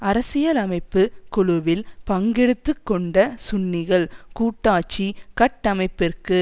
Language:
Tamil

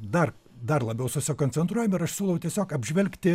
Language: Lithuanian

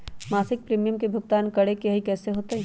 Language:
Magahi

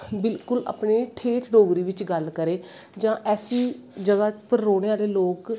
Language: Dogri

